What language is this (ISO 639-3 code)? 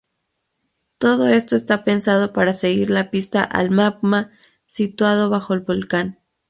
spa